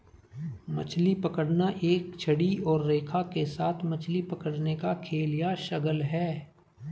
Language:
Hindi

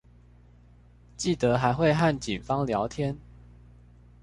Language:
Chinese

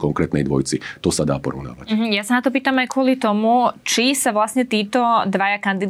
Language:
Slovak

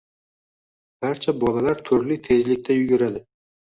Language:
Uzbek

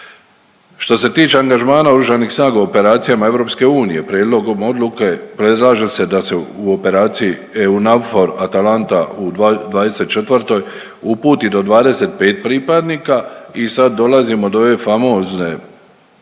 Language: Croatian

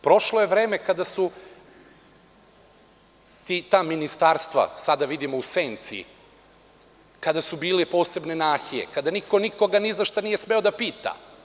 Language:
Serbian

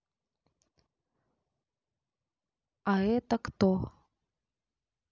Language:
Russian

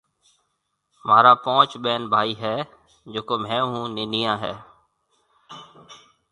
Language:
Marwari (Pakistan)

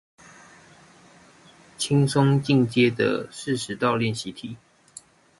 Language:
Chinese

